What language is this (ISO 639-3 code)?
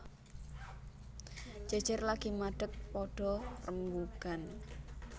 jav